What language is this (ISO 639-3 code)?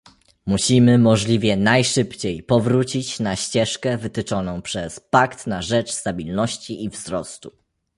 pol